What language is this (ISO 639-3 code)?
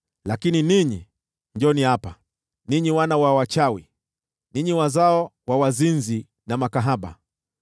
swa